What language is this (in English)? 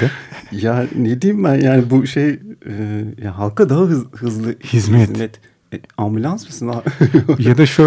Turkish